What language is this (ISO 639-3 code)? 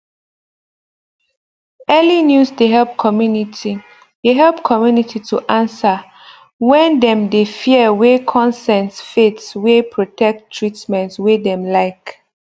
pcm